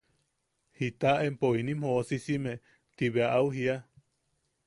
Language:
Yaqui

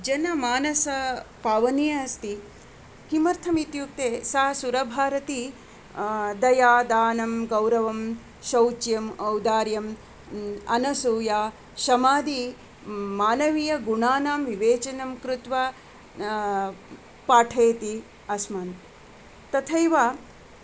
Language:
Sanskrit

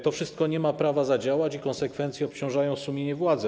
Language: Polish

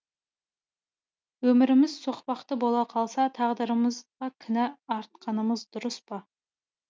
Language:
Kazakh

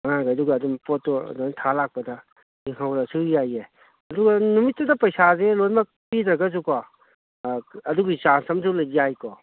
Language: Manipuri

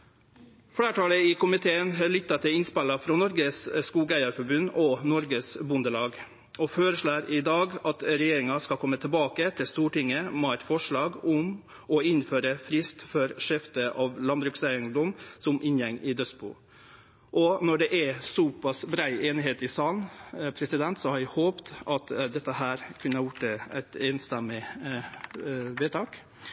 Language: Norwegian Nynorsk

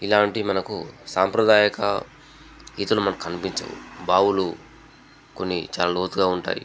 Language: Telugu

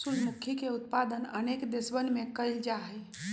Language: Magahi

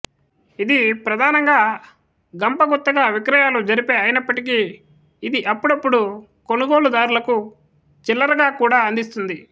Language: Telugu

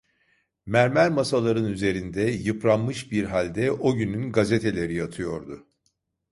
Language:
Turkish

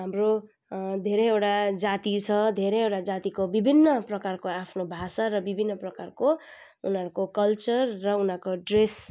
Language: Nepali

